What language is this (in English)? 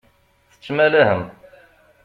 Kabyle